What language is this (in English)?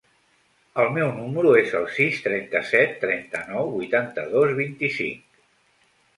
Catalan